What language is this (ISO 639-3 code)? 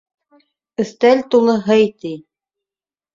bak